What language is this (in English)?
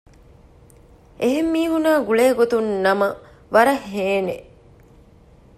Divehi